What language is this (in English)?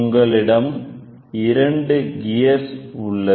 Tamil